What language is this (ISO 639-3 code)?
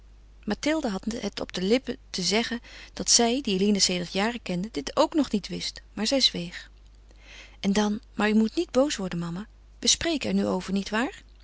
nld